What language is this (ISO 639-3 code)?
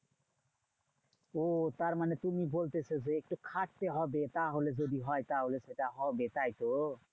ben